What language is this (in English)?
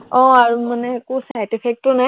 Assamese